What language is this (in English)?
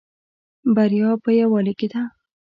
Pashto